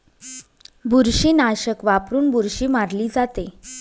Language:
Marathi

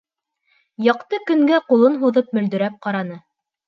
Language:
Bashkir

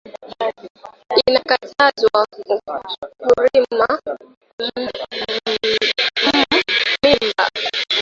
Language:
Swahili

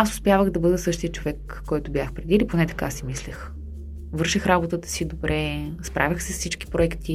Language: Bulgarian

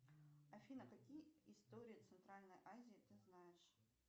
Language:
Russian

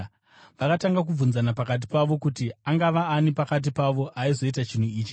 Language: Shona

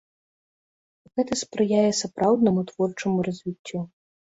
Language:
Belarusian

